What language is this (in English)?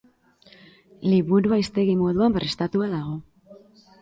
Basque